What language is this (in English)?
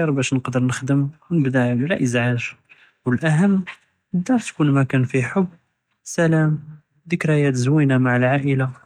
Judeo-Arabic